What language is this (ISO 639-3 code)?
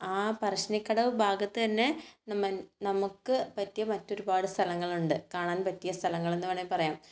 mal